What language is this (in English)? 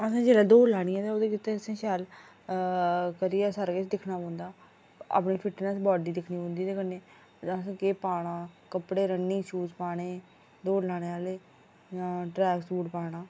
Dogri